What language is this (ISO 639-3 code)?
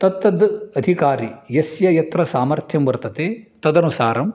san